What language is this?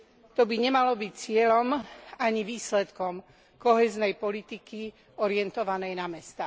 Slovak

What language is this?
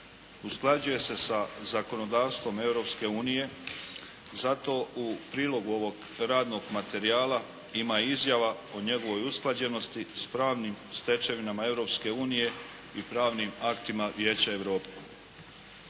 Croatian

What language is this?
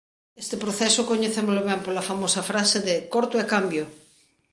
Galician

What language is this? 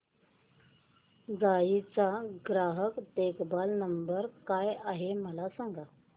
Marathi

